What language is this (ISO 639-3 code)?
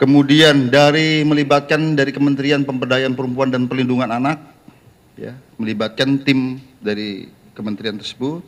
ind